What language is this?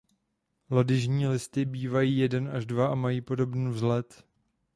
Czech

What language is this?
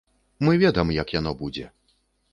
Belarusian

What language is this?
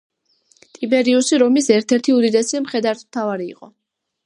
Georgian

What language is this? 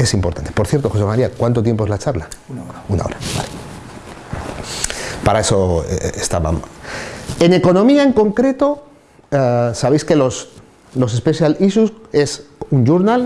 Spanish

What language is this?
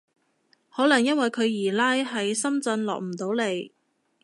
Cantonese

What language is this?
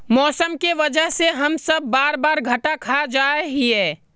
Magahi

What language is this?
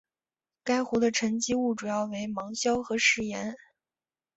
Chinese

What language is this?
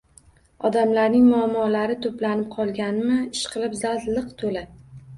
Uzbek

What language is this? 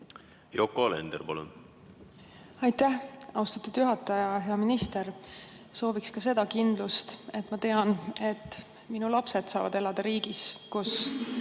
Estonian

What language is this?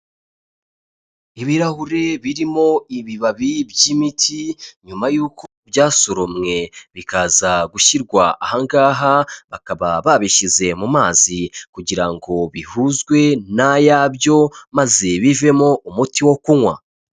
Kinyarwanda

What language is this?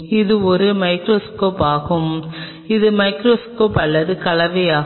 Tamil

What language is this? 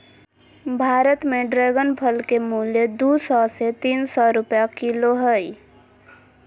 Magahi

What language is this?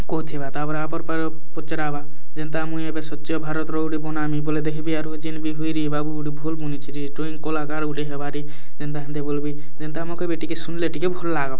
Odia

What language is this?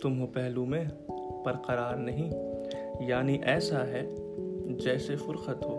Urdu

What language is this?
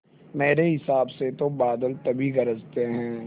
Hindi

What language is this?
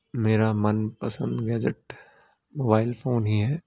Punjabi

